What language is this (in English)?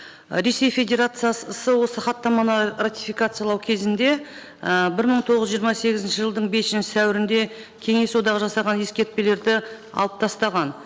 Kazakh